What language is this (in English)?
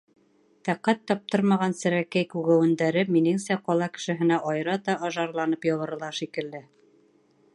Bashkir